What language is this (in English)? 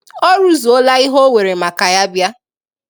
Igbo